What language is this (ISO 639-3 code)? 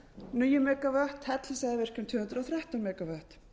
isl